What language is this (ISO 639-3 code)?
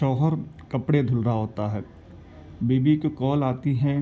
urd